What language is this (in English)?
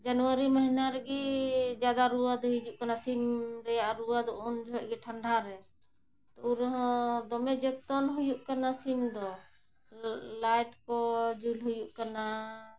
Santali